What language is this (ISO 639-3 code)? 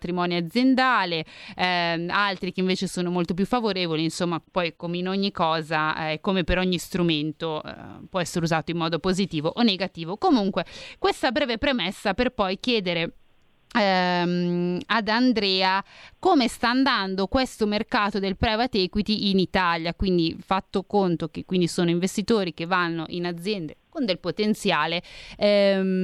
ita